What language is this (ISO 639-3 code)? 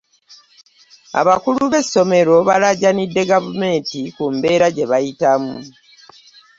lug